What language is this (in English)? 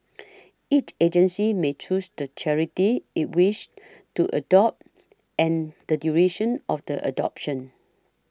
English